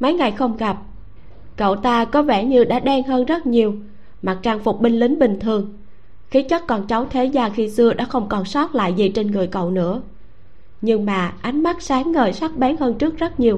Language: Vietnamese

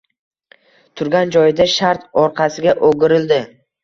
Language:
Uzbek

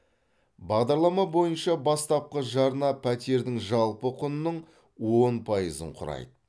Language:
Kazakh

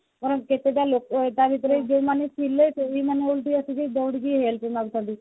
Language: Odia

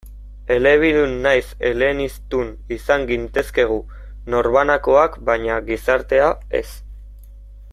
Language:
Basque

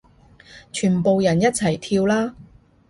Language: Cantonese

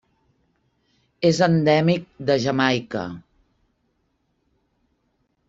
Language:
Catalan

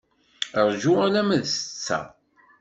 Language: Kabyle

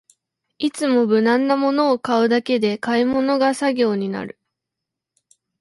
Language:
Japanese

